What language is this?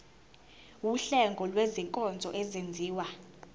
Zulu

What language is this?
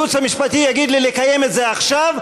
Hebrew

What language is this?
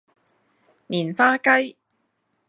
Cantonese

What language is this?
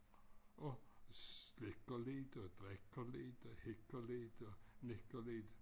Danish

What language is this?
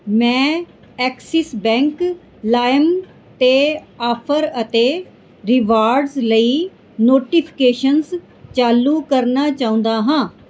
Punjabi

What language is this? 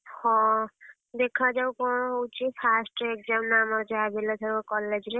Odia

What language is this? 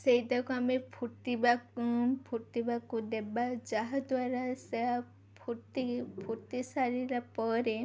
Odia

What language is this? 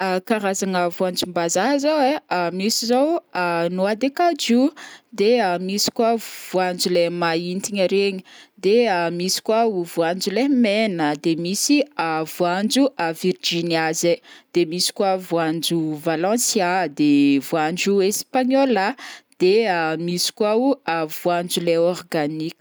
Northern Betsimisaraka Malagasy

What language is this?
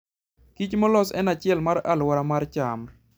Luo (Kenya and Tanzania)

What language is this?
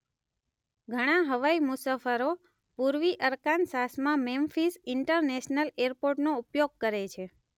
Gujarati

